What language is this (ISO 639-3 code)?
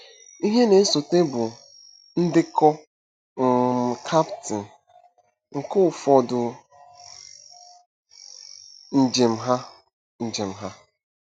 ibo